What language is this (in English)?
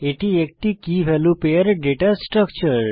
Bangla